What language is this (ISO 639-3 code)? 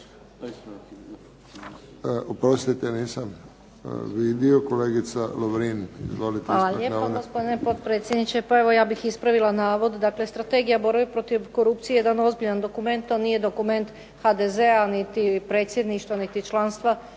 hrv